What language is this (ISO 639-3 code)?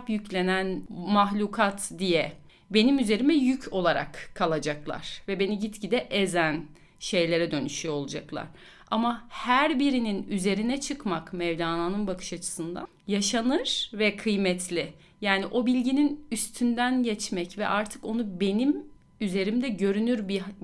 tur